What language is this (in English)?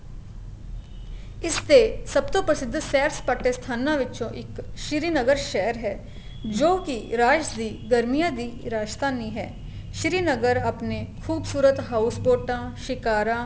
Punjabi